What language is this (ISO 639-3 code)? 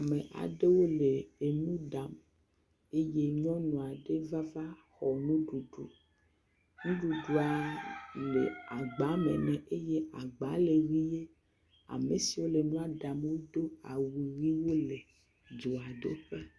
ewe